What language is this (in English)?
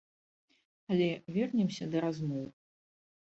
Belarusian